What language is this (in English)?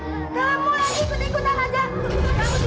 Indonesian